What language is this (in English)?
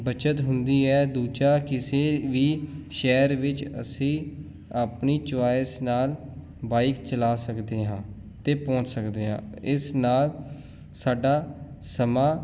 Punjabi